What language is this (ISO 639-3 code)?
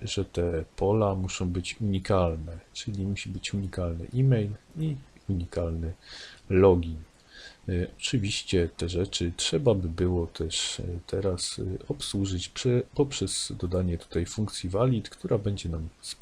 pol